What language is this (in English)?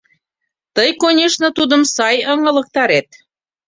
Mari